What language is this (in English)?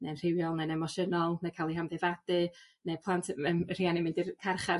Welsh